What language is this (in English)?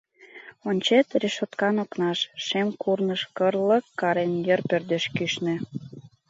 Mari